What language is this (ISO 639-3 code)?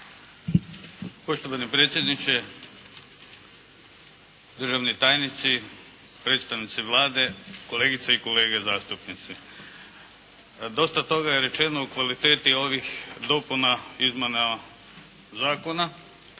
hrv